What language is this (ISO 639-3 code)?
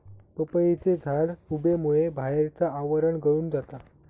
mar